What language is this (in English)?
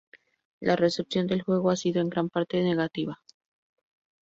Spanish